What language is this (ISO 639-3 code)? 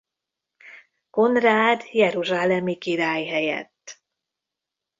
hun